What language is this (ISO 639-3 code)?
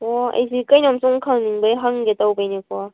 mni